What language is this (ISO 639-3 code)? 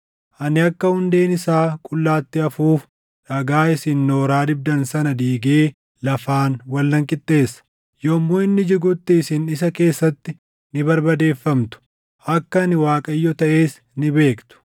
orm